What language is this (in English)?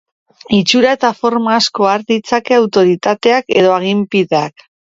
Basque